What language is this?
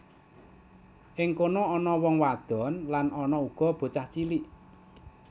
Javanese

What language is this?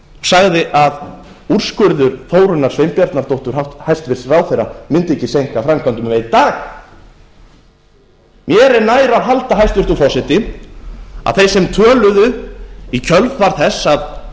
Icelandic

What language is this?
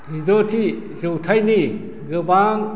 Bodo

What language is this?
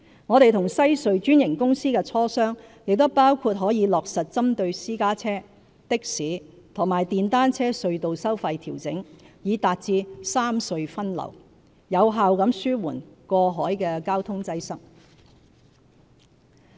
Cantonese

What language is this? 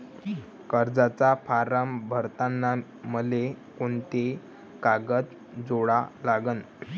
Marathi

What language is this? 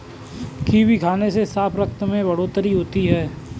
Hindi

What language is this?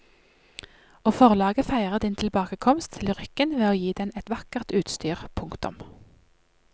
Norwegian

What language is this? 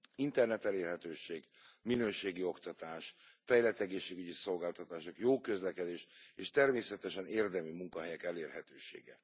Hungarian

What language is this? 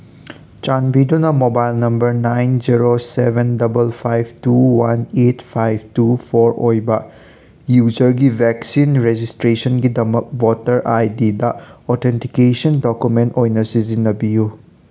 Manipuri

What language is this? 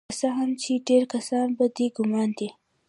Pashto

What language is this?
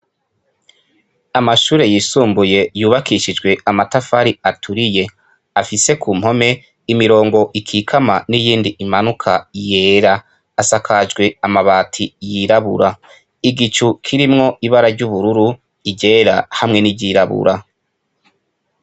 Rundi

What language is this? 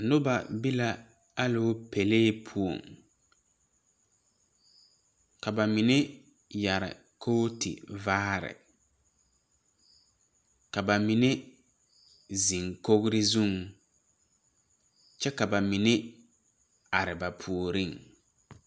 Southern Dagaare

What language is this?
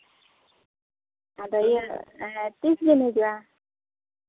Santali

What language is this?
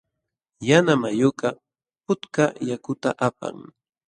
Jauja Wanca Quechua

